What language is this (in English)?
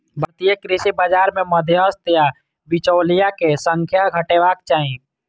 Maithili